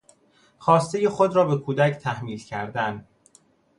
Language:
Persian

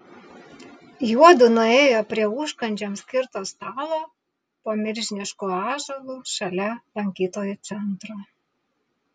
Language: Lithuanian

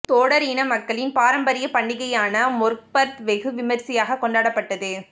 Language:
Tamil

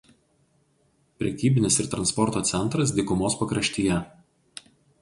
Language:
Lithuanian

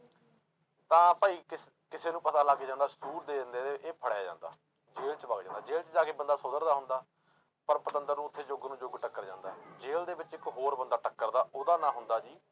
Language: Punjabi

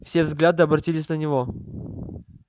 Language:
Russian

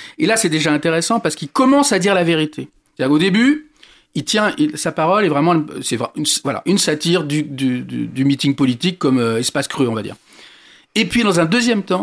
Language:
French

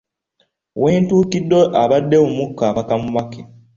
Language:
Ganda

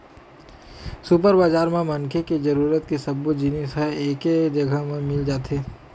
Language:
Chhattisgarhi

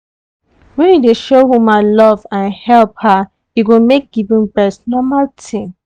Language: Nigerian Pidgin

